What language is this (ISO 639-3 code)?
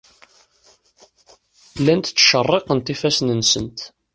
kab